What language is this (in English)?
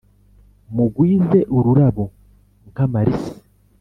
Kinyarwanda